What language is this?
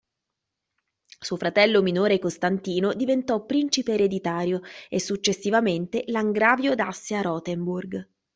Italian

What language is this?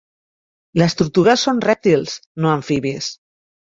Catalan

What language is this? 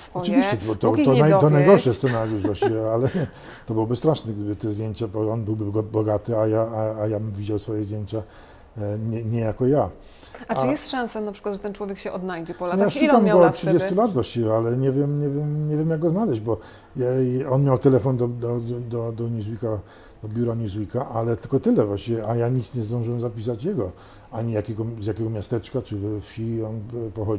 Polish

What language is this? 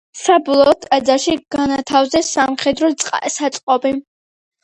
Georgian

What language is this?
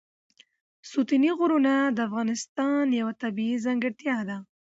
Pashto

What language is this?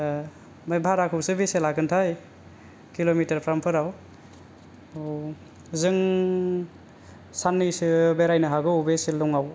Bodo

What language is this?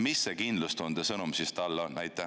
Estonian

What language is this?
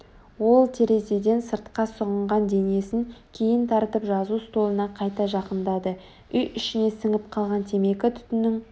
Kazakh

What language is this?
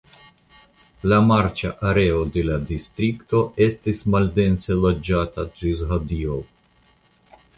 Esperanto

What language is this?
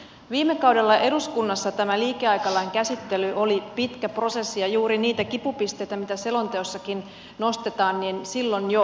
Finnish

